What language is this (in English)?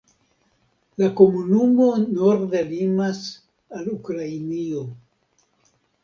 Esperanto